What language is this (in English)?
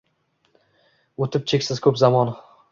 Uzbek